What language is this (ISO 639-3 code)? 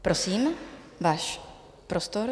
ces